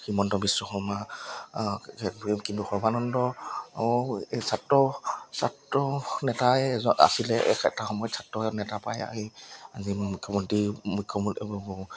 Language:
Assamese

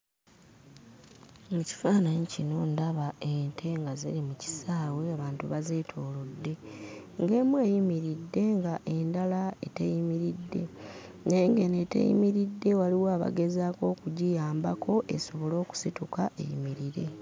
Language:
Ganda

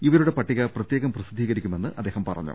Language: Malayalam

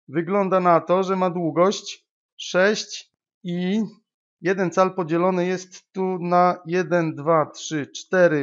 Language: Polish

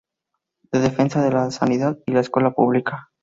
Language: Spanish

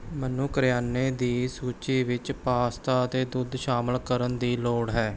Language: Punjabi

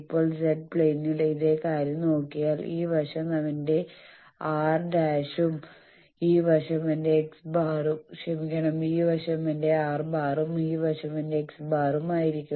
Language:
Malayalam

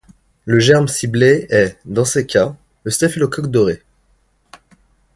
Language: French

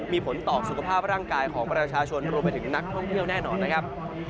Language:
Thai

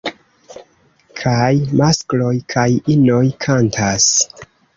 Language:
Esperanto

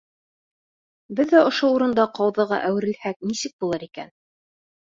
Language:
Bashkir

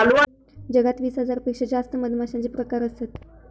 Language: Marathi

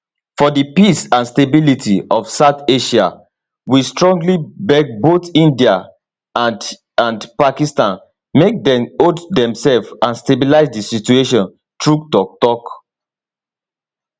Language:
Nigerian Pidgin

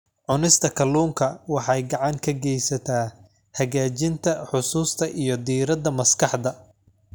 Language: Somali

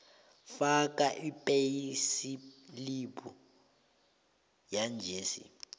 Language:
South Ndebele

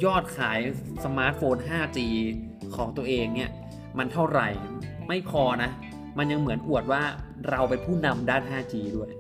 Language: Thai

